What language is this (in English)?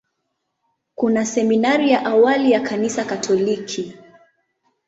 Swahili